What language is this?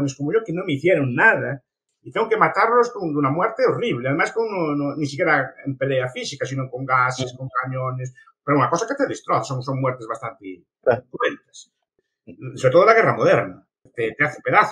Spanish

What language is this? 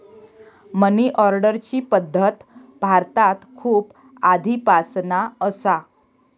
Marathi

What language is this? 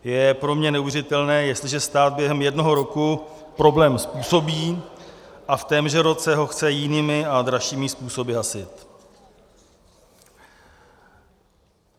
Czech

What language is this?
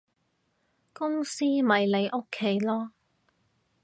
Cantonese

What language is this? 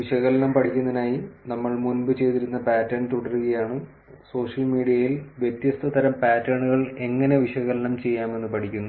Malayalam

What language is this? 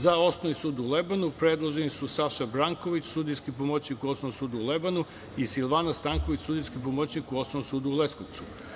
Serbian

